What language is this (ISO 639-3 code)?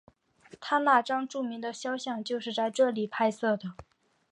zho